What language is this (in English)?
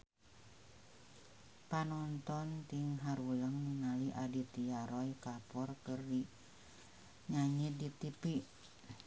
Sundanese